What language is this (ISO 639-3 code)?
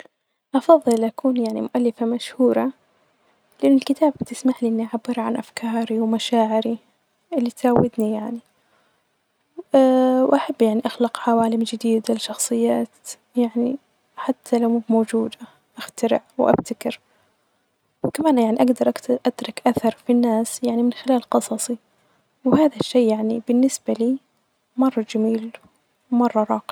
ars